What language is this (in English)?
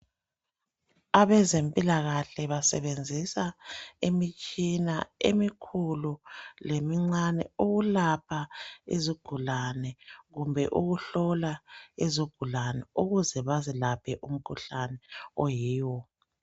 North Ndebele